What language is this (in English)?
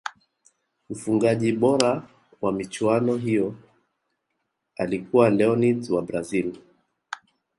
Swahili